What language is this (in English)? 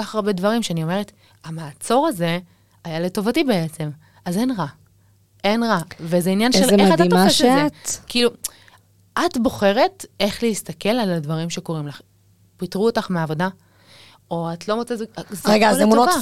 Hebrew